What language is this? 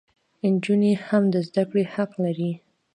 Pashto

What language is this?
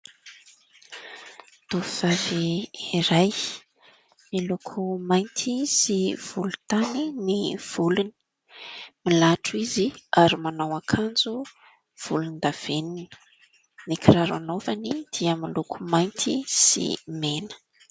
Malagasy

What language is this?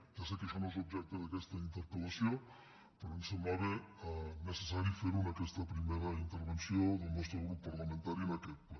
Catalan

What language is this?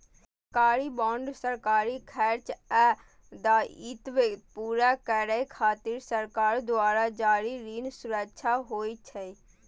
Maithili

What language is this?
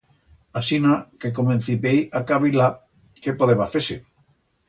Aragonese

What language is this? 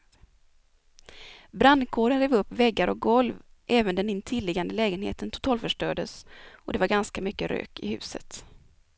Swedish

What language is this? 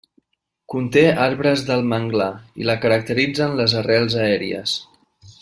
Catalan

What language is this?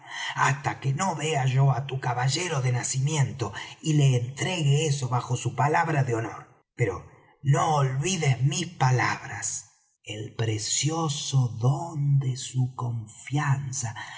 Spanish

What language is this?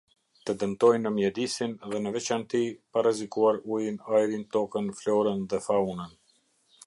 Albanian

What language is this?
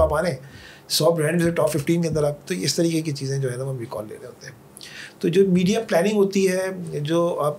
Urdu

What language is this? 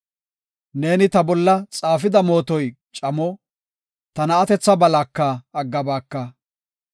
Gofa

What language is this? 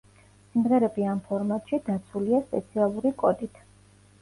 Georgian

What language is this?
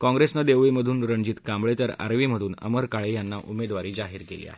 Marathi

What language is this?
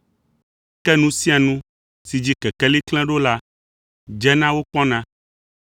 Ewe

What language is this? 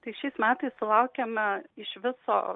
Lithuanian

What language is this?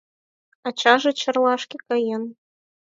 Mari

